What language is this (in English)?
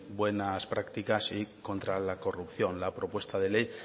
Spanish